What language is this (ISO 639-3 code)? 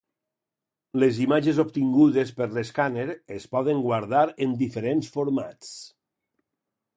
cat